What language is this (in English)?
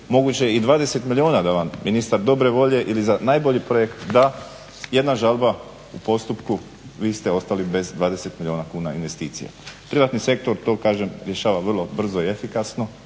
Croatian